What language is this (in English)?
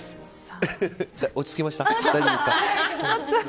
Japanese